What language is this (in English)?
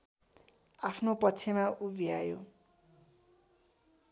Nepali